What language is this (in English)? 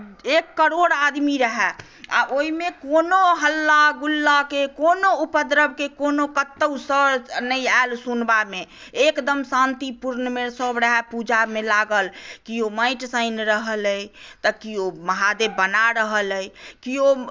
Maithili